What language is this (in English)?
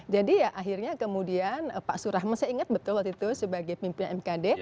Indonesian